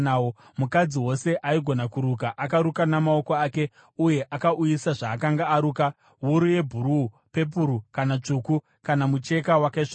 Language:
Shona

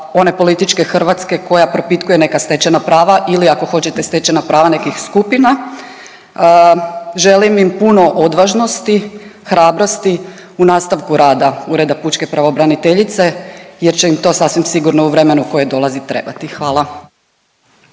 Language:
Croatian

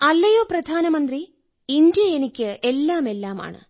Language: Malayalam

